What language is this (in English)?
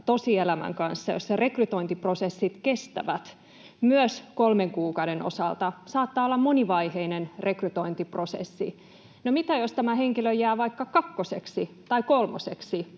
Finnish